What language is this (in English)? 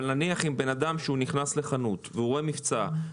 Hebrew